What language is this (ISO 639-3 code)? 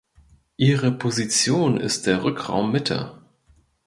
deu